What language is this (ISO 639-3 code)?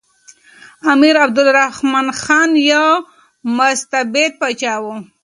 pus